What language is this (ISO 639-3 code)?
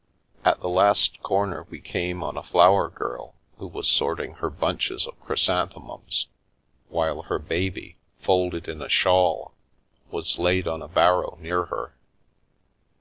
eng